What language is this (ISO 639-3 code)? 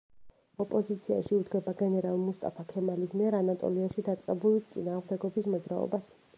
kat